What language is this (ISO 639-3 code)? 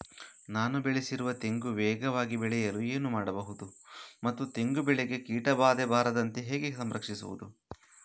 kan